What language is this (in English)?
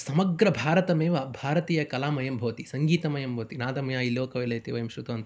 Sanskrit